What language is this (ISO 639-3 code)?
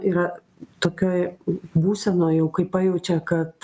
lit